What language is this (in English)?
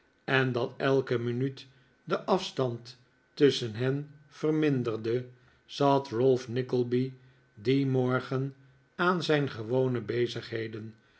Dutch